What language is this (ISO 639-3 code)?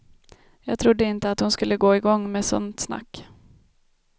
swe